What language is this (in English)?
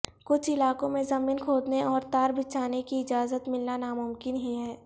Urdu